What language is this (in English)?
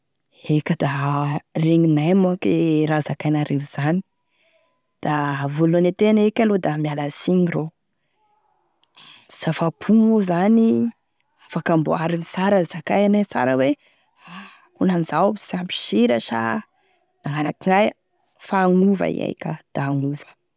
Tesaka Malagasy